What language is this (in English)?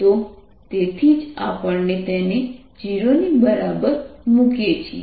Gujarati